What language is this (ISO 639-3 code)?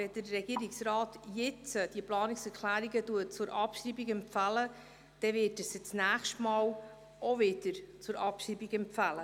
gsw